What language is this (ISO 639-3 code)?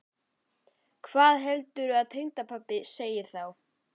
isl